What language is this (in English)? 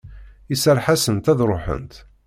Kabyle